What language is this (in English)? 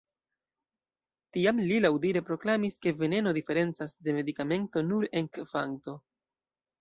Esperanto